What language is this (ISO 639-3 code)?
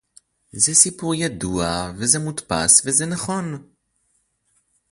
heb